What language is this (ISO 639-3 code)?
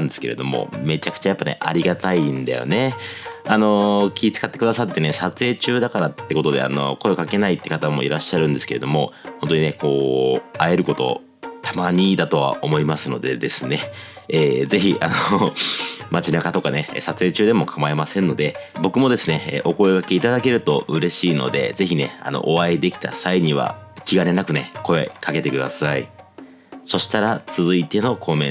jpn